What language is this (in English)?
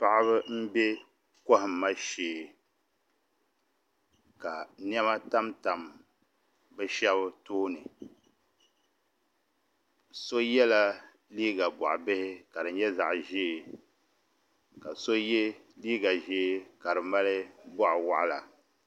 Dagbani